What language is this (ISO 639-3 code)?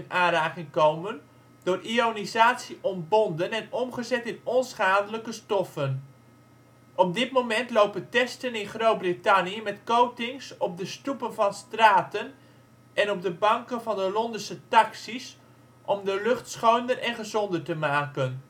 nld